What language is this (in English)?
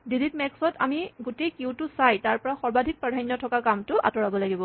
Assamese